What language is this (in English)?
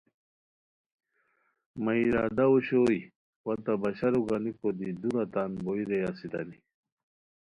Khowar